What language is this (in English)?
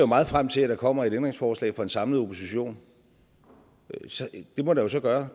Danish